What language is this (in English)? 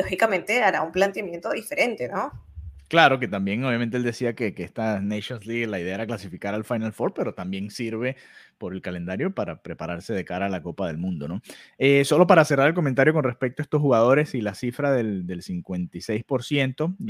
Spanish